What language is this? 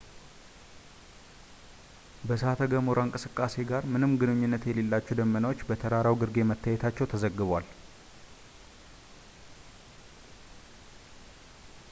Amharic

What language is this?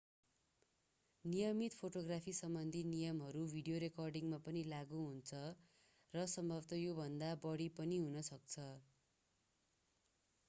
Nepali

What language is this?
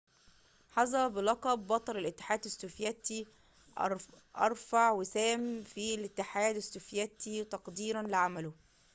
Arabic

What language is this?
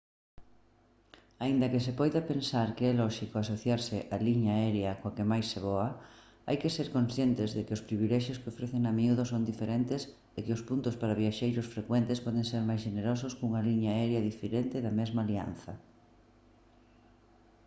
Galician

